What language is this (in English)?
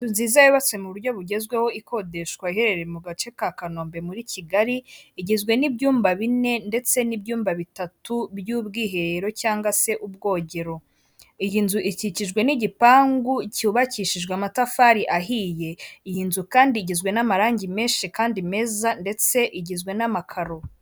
Kinyarwanda